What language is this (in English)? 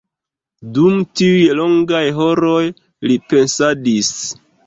Esperanto